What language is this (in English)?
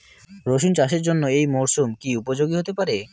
Bangla